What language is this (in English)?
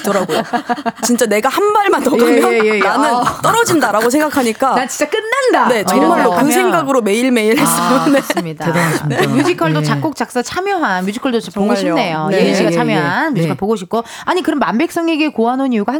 Korean